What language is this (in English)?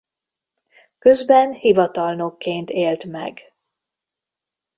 Hungarian